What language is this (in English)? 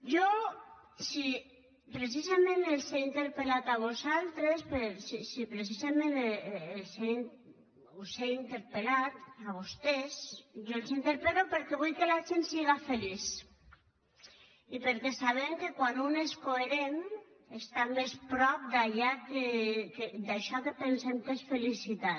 Catalan